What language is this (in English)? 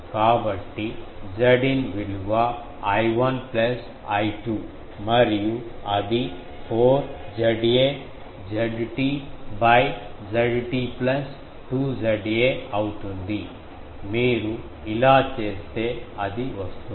Telugu